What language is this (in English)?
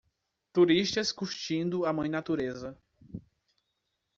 Portuguese